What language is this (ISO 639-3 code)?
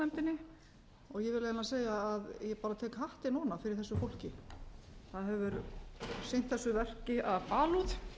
isl